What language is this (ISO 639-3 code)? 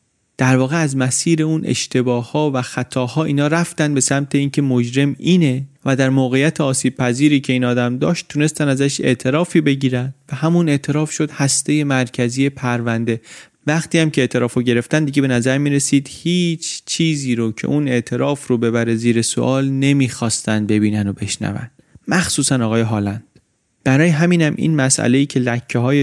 fas